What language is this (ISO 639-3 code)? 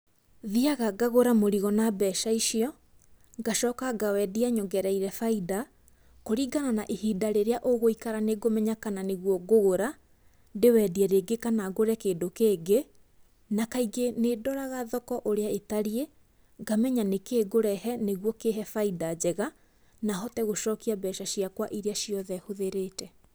kik